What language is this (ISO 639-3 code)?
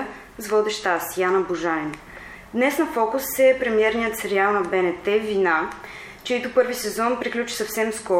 bul